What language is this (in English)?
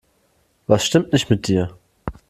German